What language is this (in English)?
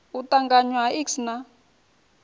Venda